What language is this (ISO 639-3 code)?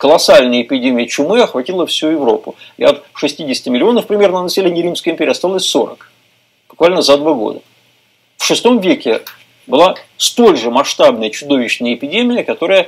rus